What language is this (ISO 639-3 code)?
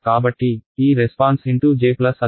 tel